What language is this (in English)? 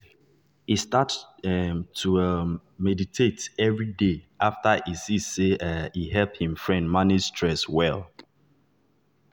Nigerian Pidgin